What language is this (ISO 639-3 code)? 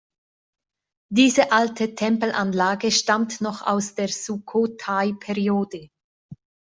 deu